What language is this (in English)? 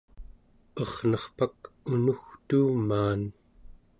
Central Yupik